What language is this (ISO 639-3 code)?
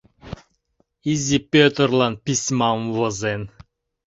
chm